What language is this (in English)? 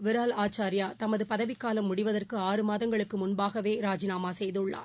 Tamil